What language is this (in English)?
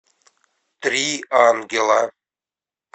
Russian